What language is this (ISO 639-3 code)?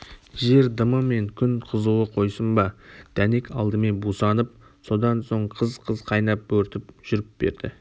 kaz